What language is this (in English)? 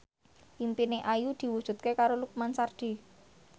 Javanese